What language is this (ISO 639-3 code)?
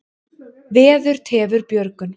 isl